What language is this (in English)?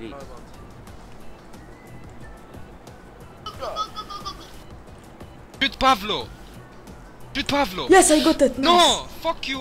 Arabic